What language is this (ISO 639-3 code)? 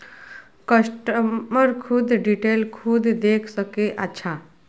mai